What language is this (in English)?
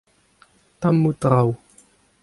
Breton